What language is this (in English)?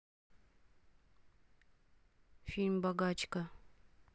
Russian